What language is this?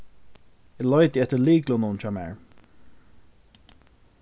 Faroese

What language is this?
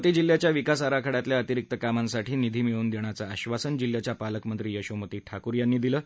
Marathi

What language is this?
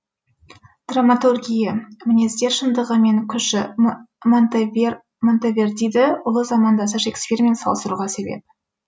Kazakh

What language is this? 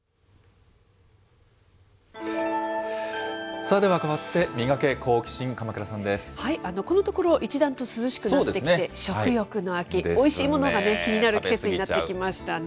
Japanese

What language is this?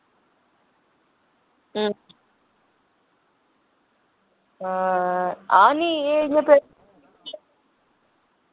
Dogri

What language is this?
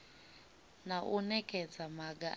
Venda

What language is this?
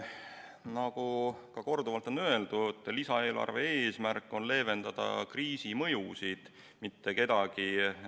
Estonian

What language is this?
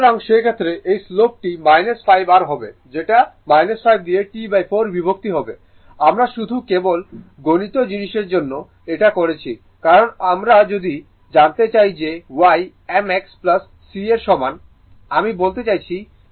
Bangla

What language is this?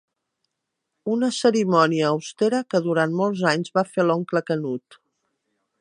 Catalan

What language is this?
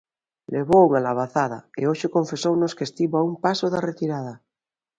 Galician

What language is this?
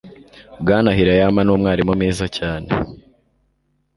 Kinyarwanda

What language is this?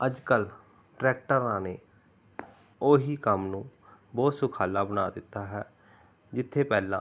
Punjabi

